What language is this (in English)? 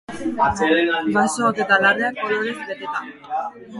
Basque